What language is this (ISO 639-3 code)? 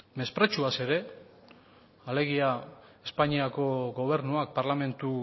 eus